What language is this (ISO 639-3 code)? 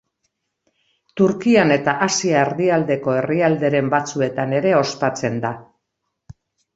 eus